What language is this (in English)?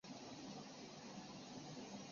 Chinese